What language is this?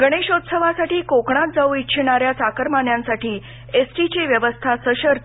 Marathi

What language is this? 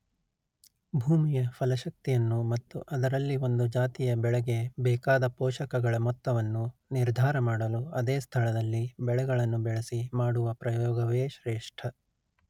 Kannada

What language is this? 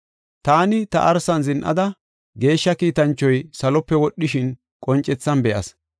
Gofa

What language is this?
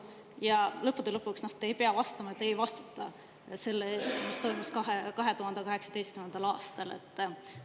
Estonian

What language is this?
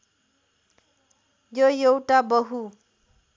Nepali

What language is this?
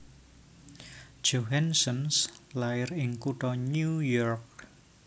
Javanese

